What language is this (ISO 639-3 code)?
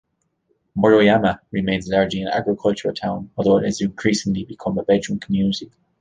eng